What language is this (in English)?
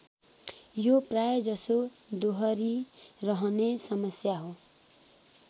Nepali